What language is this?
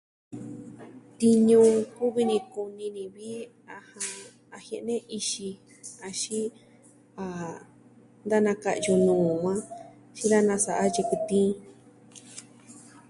Southwestern Tlaxiaco Mixtec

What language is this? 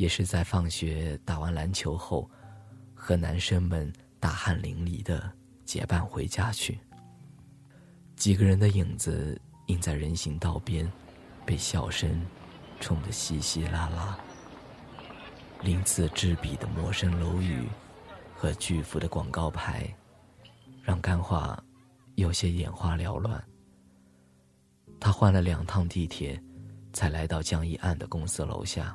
Chinese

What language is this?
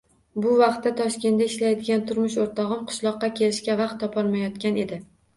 Uzbek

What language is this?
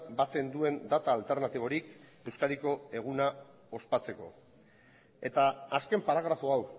Basque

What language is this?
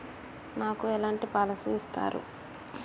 Telugu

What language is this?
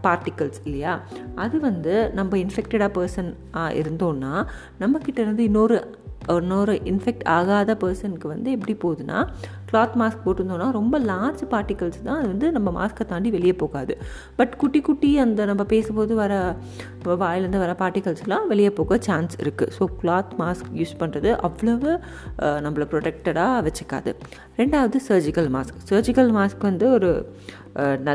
Tamil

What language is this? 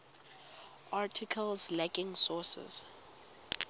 Tswana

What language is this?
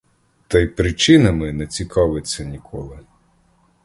Ukrainian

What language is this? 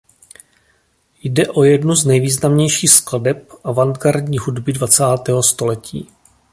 Czech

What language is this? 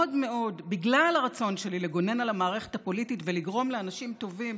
Hebrew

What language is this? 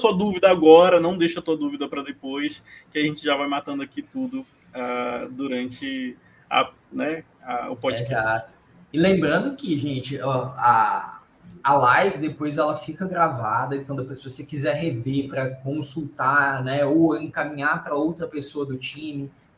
Portuguese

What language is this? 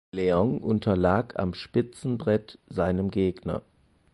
German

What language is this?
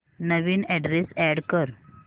Marathi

